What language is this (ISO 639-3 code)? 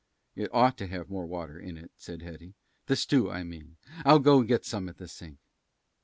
eng